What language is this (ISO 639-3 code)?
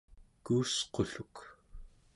esu